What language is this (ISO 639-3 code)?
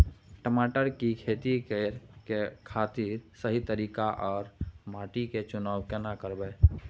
mai